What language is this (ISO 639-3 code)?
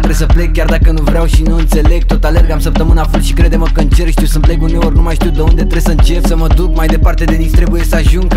ron